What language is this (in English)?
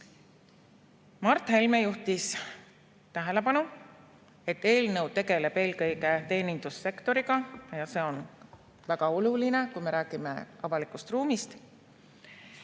Estonian